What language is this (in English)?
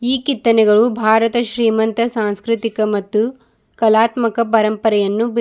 Kannada